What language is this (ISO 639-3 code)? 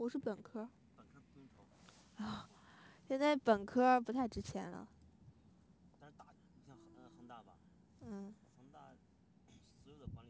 zho